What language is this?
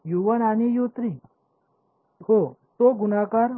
Marathi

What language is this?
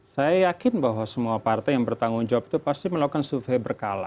Indonesian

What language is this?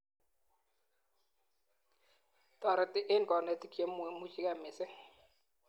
Kalenjin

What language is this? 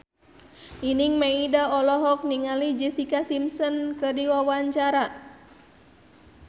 Sundanese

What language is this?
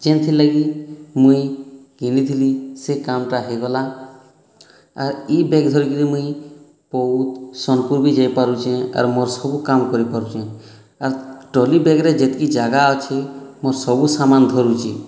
Odia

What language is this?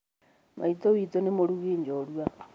Kikuyu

